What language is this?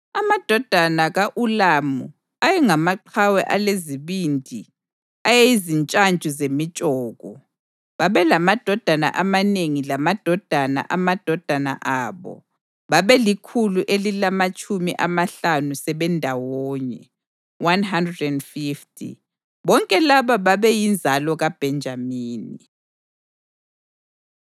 North Ndebele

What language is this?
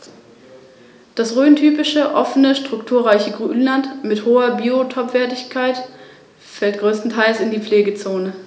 German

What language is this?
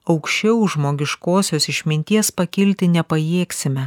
Lithuanian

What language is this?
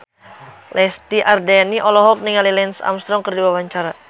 Sundanese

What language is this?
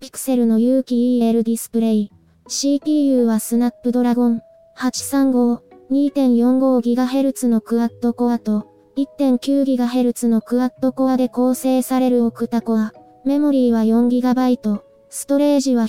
Japanese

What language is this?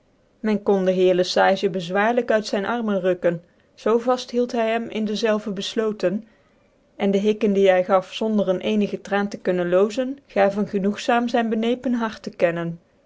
Dutch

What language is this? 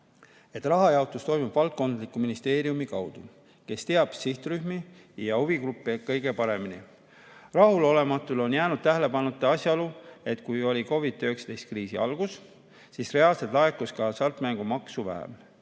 Estonian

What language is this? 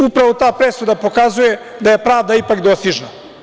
Serbian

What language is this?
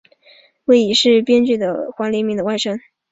Chinese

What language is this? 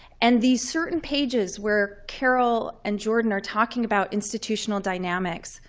English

